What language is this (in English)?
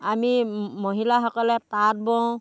Assamese